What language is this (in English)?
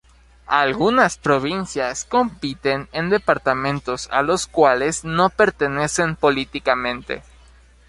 Spanish